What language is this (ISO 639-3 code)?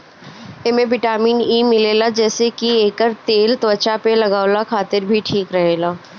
bho